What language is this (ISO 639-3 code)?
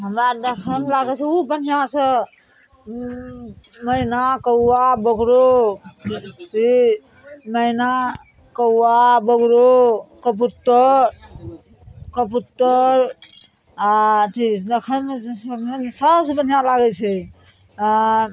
mai